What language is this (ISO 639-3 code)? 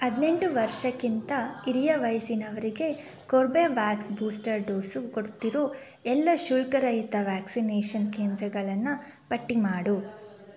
kan